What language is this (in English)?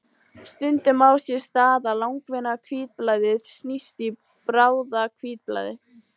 Icelandic